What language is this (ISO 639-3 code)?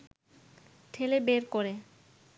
ben